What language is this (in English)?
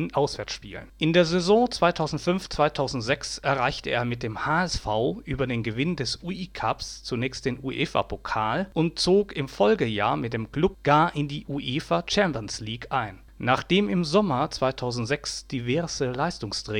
German